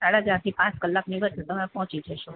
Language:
Gujarati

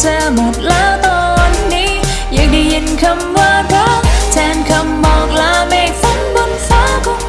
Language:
Vietnamese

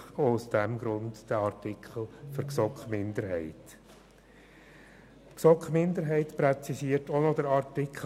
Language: Swiss German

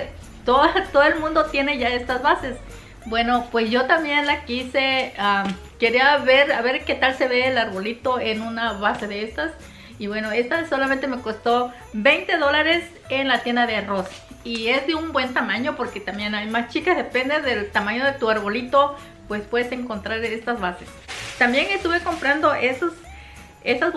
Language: Spanish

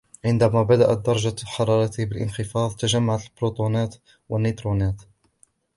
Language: Arabic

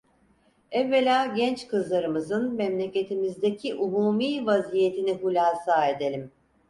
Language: Turkish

